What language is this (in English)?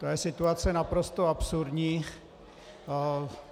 Czech